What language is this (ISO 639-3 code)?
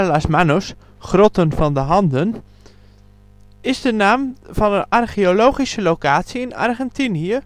nld